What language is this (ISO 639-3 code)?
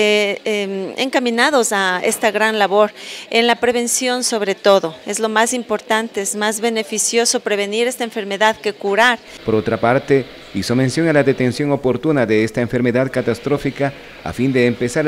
spa